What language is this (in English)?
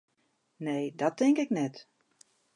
Western Frisian